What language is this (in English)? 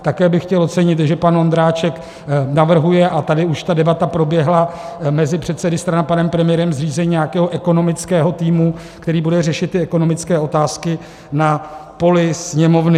Czech